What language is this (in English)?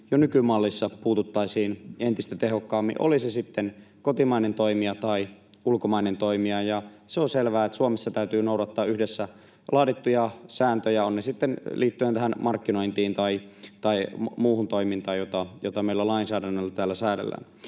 Finnish